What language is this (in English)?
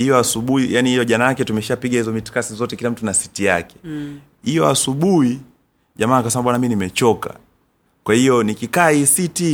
Swahili